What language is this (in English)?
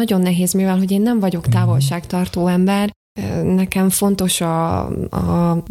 Hungarian